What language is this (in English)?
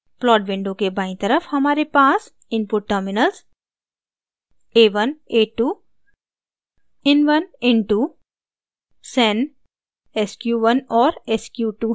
Hindi